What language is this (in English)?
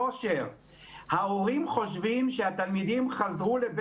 Hebrew